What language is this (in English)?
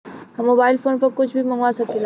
Bhojpuri